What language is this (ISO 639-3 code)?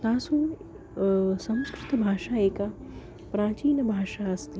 san